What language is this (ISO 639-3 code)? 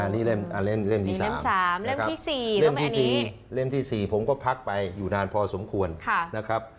tha